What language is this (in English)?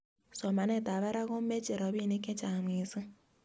Kalenjin